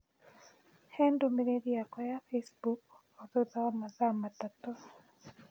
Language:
Kikuyu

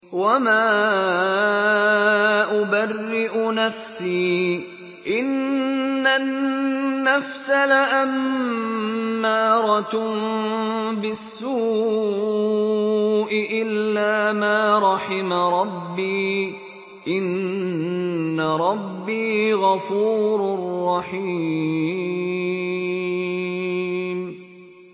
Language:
Arabic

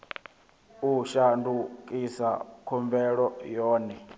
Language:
Venda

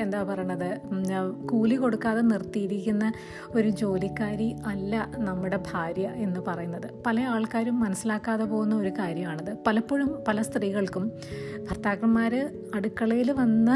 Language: Malayalam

